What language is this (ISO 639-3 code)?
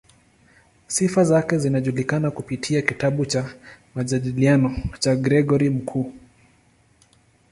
swa